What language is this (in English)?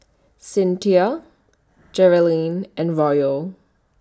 English